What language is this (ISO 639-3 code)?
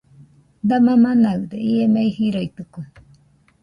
hux